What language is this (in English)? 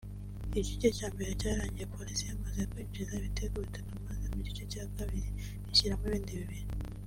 Kinyarwanda